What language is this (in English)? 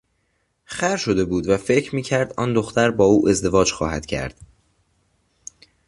Persian